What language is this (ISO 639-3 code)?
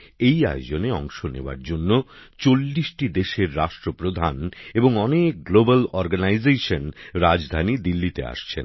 ben